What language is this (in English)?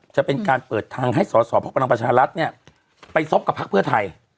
Thai